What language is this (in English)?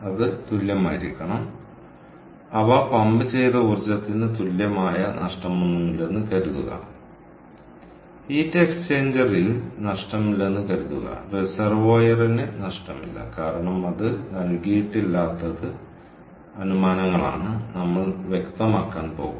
Malayalam